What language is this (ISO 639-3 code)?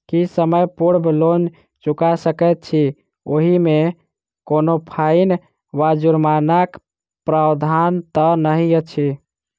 mai